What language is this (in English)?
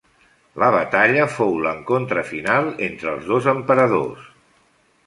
Catalan